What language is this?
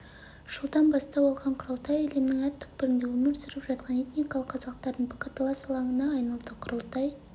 Kazakh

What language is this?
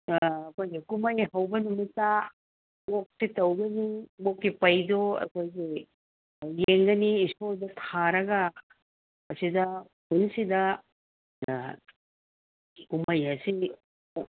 Manipuri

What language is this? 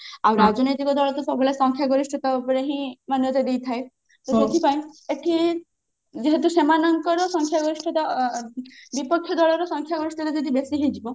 Odia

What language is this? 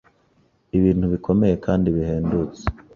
Kinyarwanda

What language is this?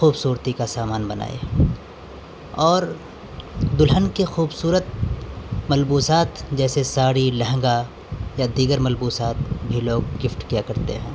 Urdu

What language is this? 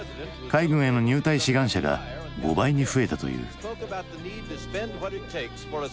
Japanese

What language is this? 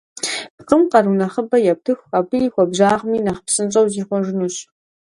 Kabardian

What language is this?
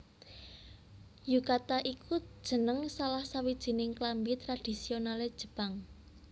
Javanese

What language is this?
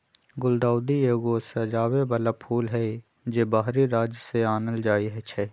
Magahi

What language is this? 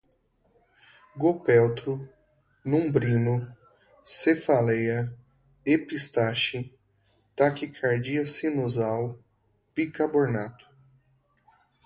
Portuguese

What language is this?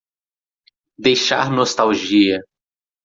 Portuguese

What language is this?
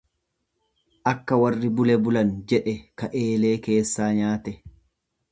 Oromo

